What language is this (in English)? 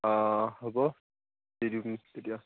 Assamese